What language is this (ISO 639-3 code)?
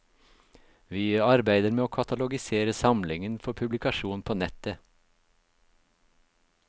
nor